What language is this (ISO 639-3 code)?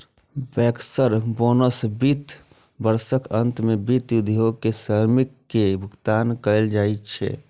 mai